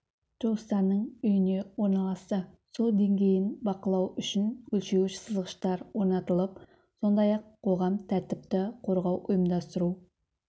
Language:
Kazakh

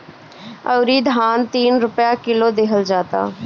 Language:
Bhojpuri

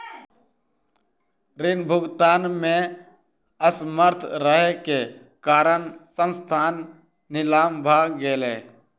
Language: Maithili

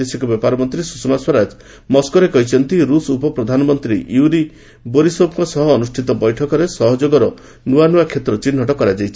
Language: Odia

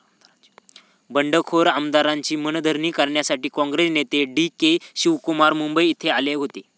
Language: Marathi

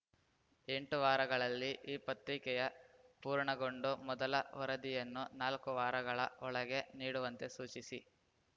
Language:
Kannada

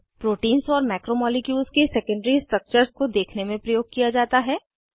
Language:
Hindi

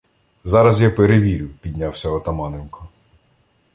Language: Ukrainian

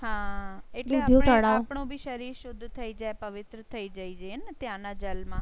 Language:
Gujarati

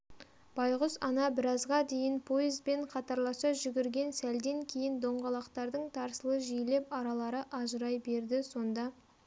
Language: Kazakh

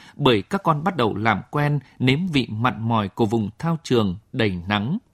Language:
Vietnamese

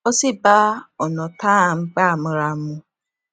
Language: Yoruba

